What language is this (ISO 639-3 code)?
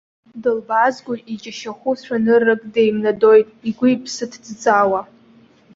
abk